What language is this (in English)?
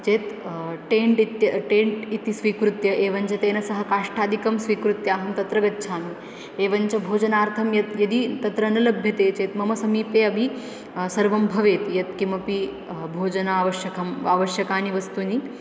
Sanskrit